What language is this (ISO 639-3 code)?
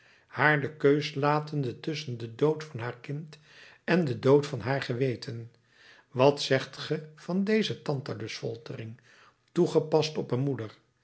nld